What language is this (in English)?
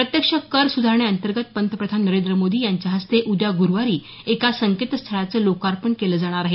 Marathi